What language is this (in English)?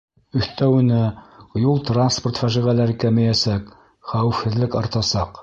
Bashkir